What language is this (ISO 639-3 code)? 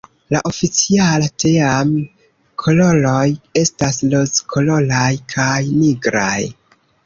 epo